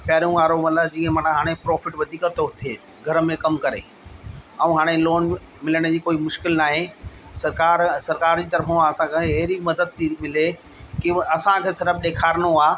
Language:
Sindhi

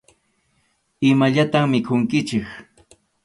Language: Arequipa-La Unión Quechua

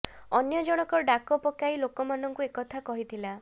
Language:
Odia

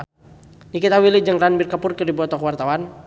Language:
Sundanese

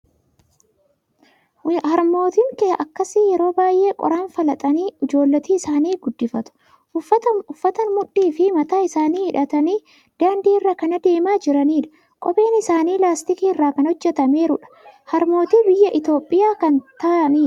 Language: Oromo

